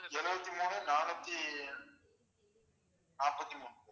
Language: Tamil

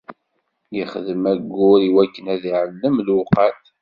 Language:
Kabyle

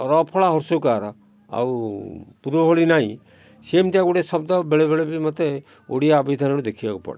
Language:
Odia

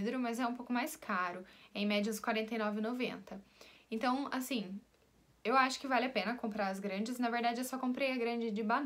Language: Portuguese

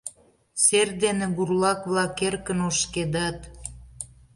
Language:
Mari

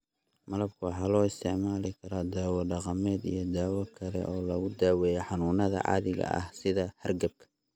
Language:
Somali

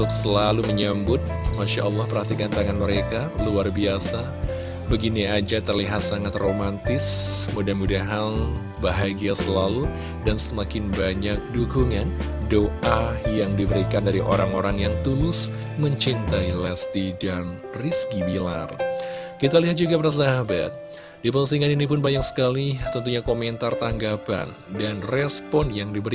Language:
Indonesian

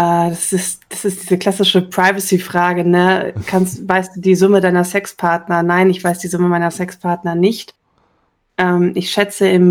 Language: German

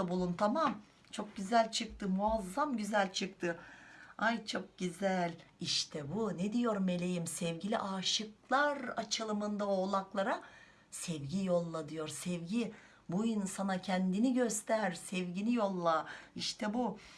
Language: Turkish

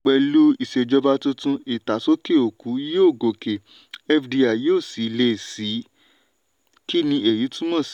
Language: Yoruba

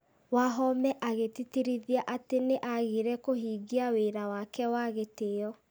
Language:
Kikuyu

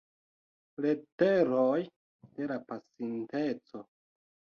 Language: Esperanto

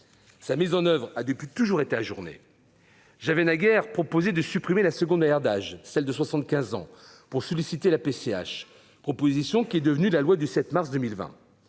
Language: French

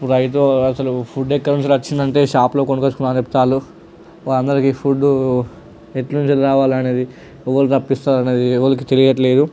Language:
Telugu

